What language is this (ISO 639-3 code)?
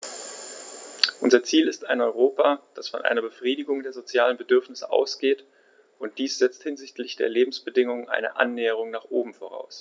deu